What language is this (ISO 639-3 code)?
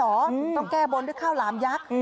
tha